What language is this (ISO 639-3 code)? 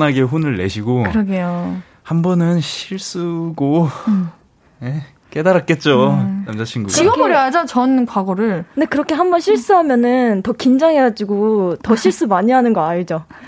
kor